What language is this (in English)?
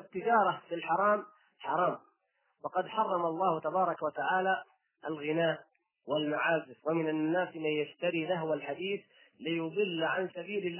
Arabic